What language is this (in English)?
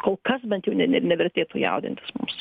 Lithuanian